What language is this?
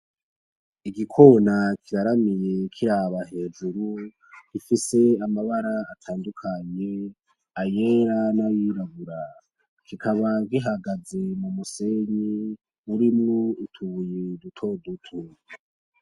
Rundi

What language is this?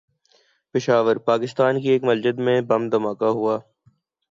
Urdu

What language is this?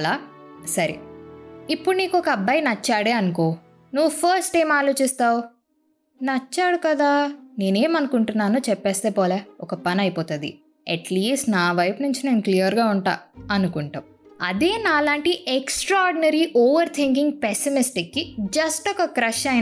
Telugu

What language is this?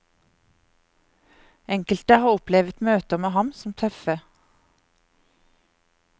Norwegian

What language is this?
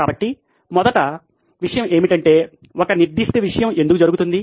Telugu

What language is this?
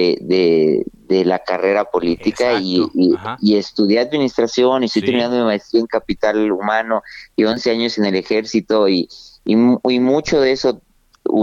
Spanish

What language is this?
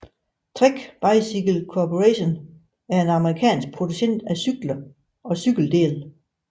Danish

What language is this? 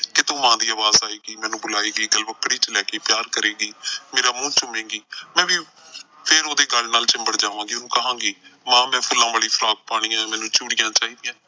Punjabi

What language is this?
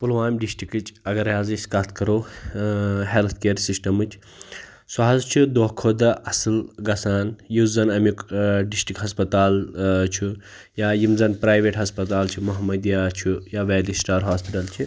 Kashmiri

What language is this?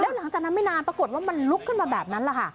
Thai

